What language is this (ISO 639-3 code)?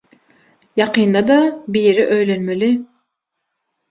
tuk